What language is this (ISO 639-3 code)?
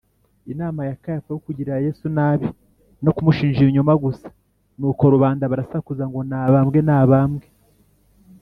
kin